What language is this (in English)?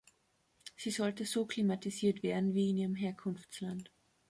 German